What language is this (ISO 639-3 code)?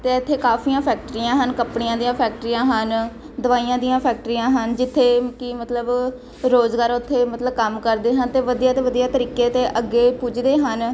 pan